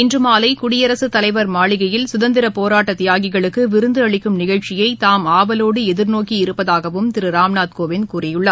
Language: Tamil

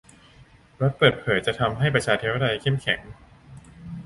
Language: Thai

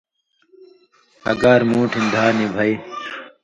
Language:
Indus Kohistani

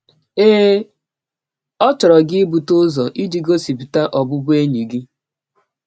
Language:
Igbo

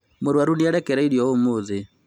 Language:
Kikuyu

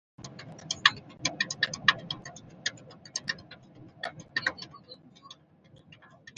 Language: Bamun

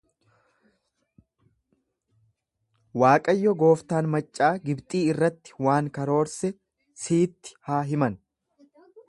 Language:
Oromo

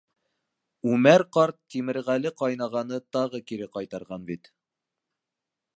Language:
Bashkir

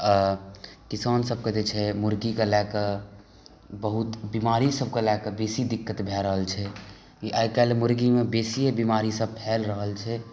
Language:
Maithili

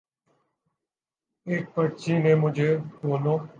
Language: Urdu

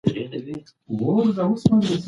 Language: Pashto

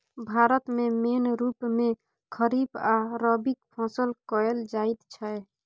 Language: Maithili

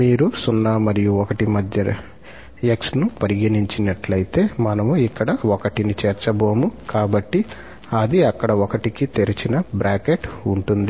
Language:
Telugu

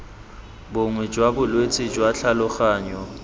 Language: Tswana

